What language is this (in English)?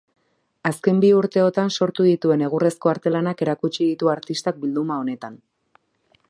Basque